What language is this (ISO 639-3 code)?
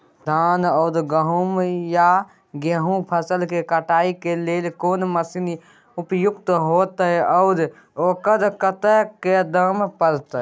mai